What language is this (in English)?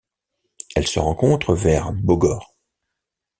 French